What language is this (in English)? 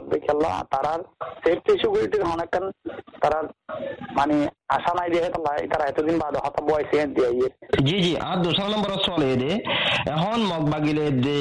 Bangla